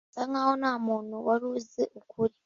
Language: Kinyarwanda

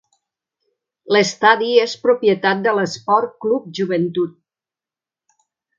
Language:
Catalan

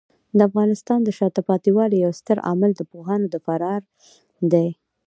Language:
Pashto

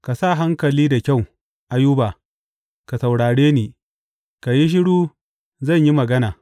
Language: Hausa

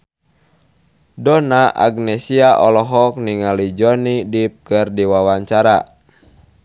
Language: Sundanese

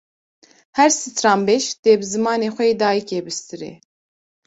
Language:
Kurdish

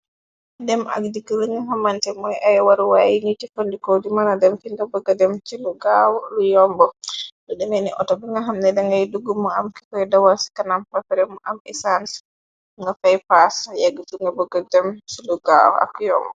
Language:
Wolof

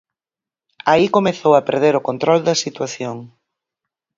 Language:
Galician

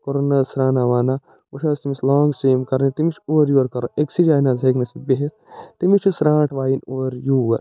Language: Kashmiri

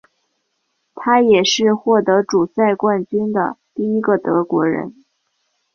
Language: Chinese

